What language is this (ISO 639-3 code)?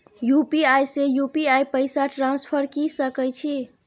mai